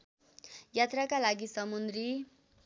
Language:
Nepali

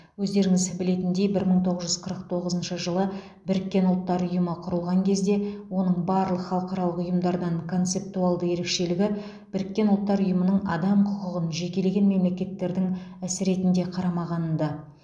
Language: Kazakh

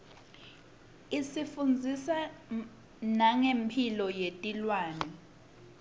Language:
Swati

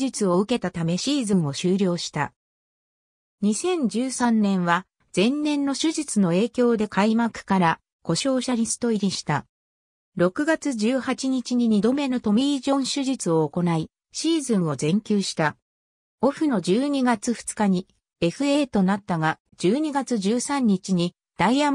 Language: Japanese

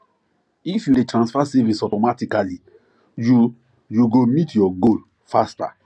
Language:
Nigerian Pidgin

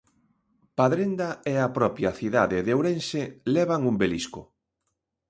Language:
Galician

